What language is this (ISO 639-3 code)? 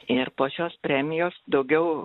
lit